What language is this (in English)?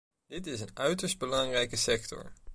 Dutch